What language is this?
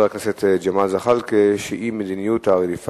Hebrew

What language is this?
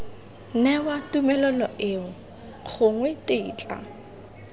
Tswana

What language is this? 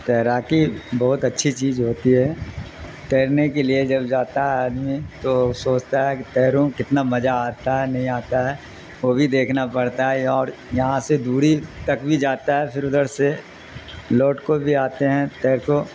Urdu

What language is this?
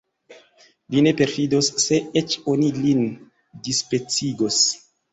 Esperanto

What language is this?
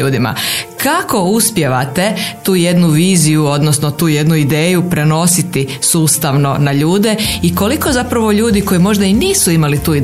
Croatian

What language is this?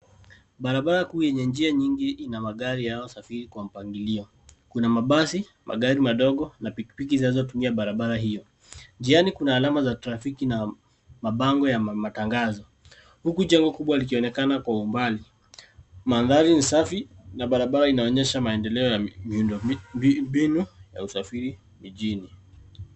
Swahili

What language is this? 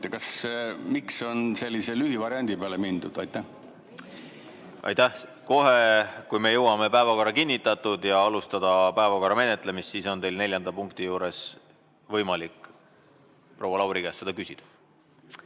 Estonian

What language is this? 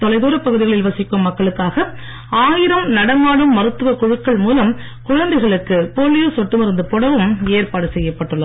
Tamil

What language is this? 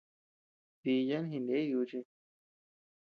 Tepeuxila Cuicatec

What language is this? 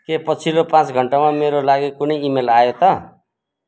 Nepali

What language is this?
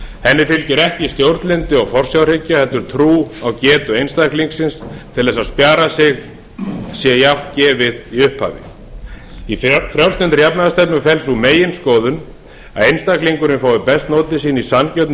Icelandic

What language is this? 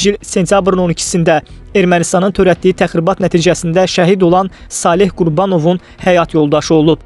Turkish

